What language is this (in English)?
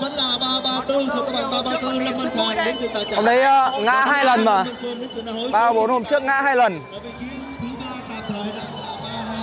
Vietnamese